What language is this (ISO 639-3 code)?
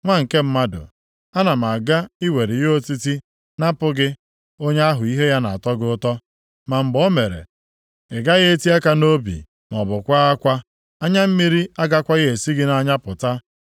ibo